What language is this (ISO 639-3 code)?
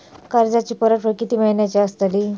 mar